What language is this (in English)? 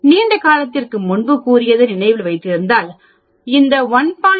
Tamil